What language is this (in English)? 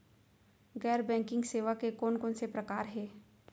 Chhattisgarhi